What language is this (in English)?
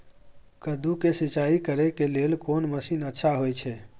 Maithili